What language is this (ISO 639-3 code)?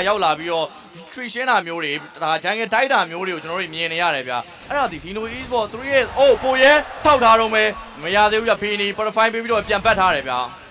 eng